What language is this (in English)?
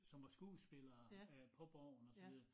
Danish